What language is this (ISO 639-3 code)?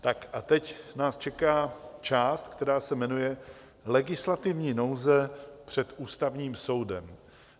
ces